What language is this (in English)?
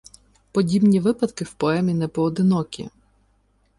Ukrainian